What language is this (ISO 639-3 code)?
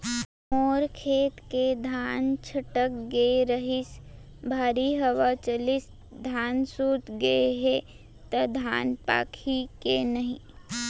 hne